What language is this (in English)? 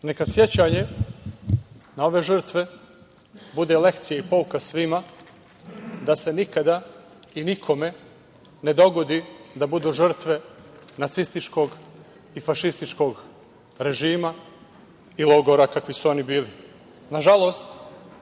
Serbian